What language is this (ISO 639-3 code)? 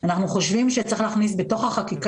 heb